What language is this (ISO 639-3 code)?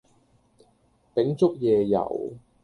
yue